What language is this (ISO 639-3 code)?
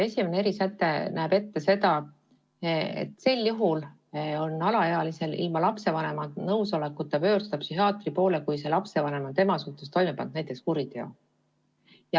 est